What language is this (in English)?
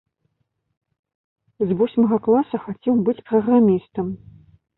Belarusian